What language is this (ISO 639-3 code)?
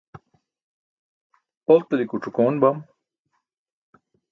bsk